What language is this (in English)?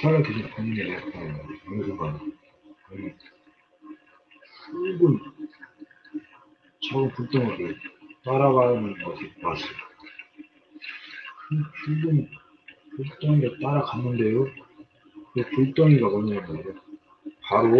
Korean